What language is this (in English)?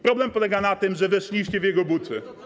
Polish